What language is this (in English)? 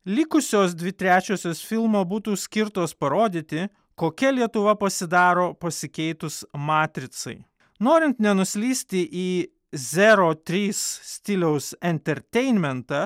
Lithuanian